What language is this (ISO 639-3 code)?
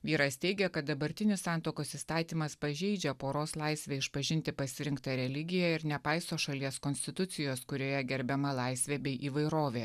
lit